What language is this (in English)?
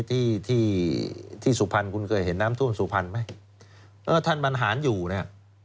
Thai